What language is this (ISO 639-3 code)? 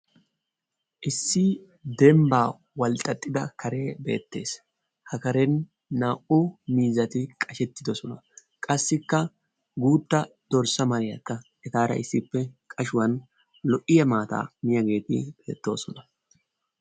wal